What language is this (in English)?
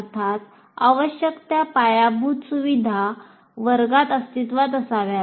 Marathi